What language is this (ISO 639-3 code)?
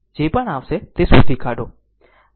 guj